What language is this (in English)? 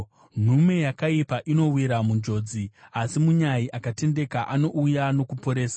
Shona